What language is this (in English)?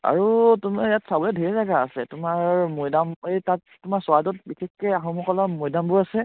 Assamese